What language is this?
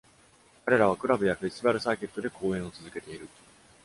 Japanese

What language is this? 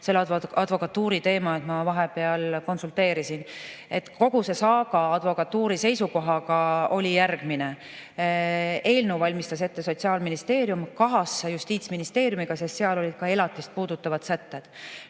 Estonian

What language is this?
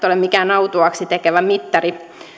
Finnish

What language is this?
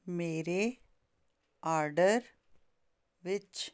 Punjabi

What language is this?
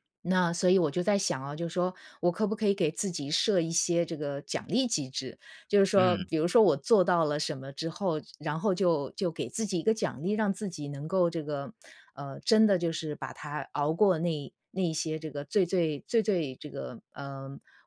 Chinese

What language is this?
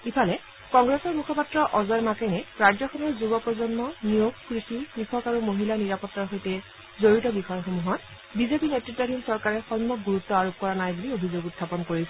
Assamese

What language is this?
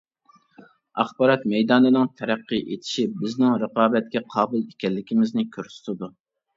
Uyghur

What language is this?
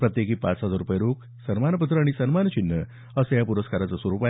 Marathi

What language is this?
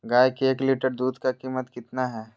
Magahi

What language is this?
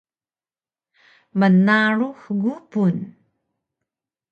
Taroko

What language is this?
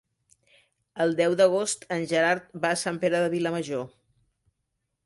Catalan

